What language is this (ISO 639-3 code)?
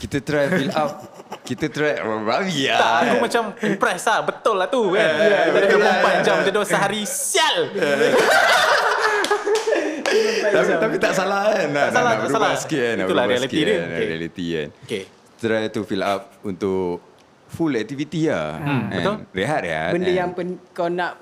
msa